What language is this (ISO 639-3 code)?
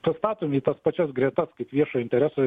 lit